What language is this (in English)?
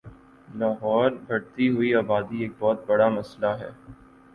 Urdu